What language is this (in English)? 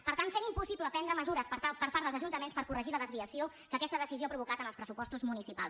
Catalan